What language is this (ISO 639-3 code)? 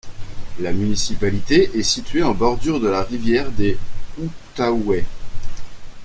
fra